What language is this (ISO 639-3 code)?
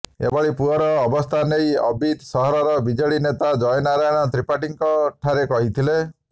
ori